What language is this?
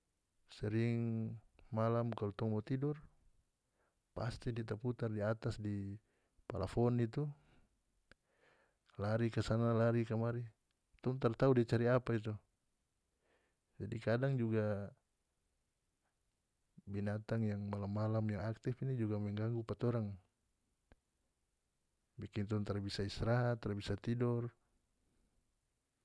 North Moluccan Malay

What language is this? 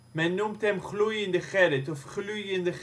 Dutch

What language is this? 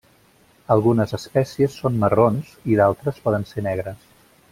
Catalan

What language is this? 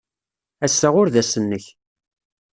Kabyle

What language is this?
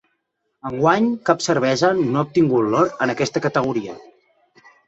Catalan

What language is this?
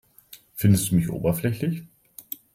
German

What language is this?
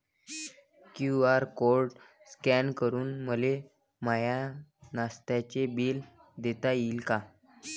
Marathi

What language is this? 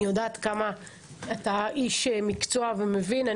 Hebrew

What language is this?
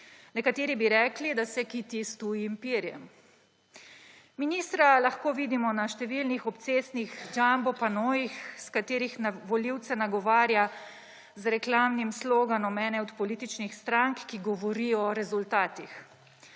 Slovenian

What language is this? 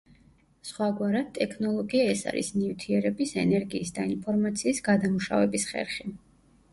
Georgian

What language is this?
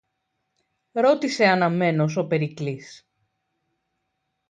Greek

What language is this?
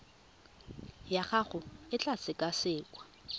Tswana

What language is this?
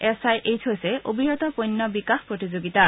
Assamese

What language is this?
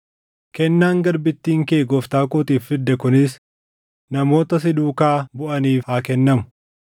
Oromo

